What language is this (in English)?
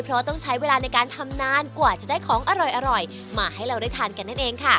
Thai